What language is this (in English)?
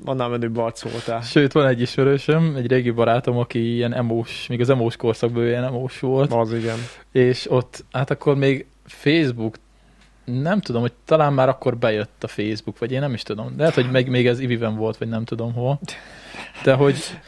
Hungarian